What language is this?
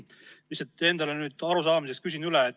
Estonian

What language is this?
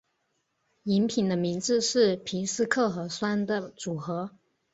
Chinese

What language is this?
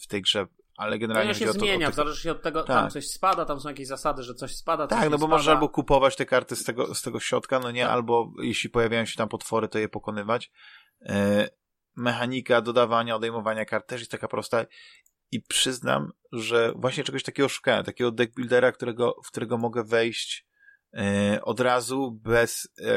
Polish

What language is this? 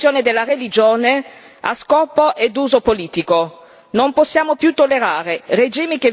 Italian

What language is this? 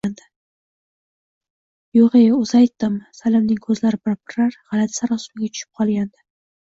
Uzbek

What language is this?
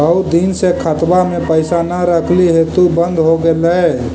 Magahi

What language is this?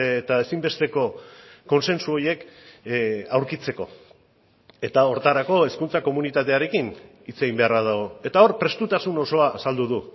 Basque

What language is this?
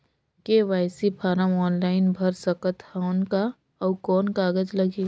Chhattisgarhi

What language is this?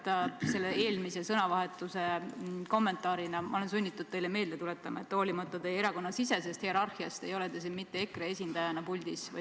Estonian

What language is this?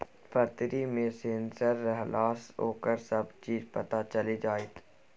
Maithili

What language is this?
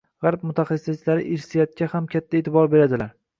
Uzbek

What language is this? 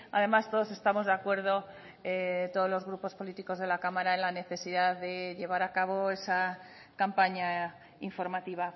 Spanish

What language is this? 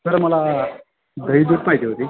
Marathi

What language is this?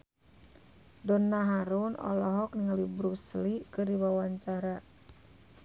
Sundanese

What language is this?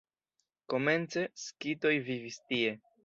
Esperanto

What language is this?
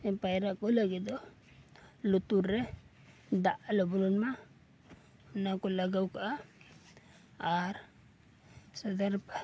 Santali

